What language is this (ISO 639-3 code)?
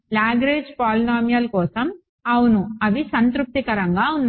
tel